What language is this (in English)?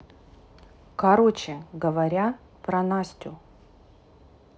Russian